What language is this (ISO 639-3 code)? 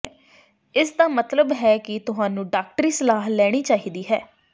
pan